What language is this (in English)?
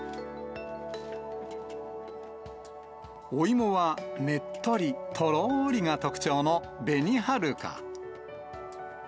Japanese